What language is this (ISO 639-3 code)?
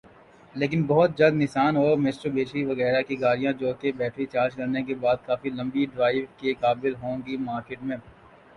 urd